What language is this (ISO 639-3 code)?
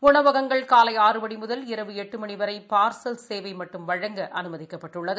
tam